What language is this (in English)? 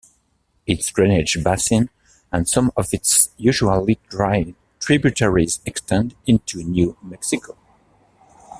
English